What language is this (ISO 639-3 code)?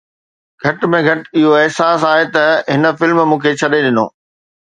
snd